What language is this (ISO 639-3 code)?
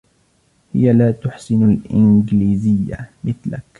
ara